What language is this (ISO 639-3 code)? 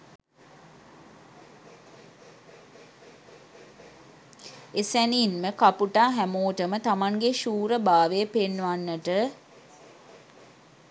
sin